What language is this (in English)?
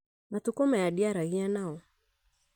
Kikuyu